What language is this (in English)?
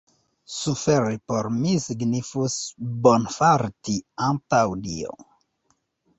Esperanto